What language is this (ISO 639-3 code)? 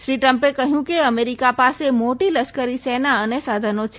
guj